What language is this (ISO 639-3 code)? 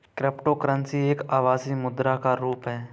hin